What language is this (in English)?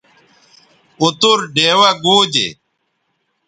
Bateri